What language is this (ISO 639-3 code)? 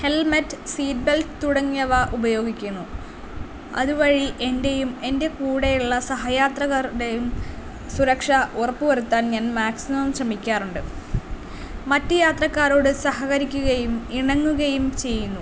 mal